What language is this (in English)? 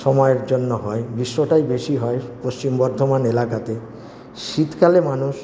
Bangla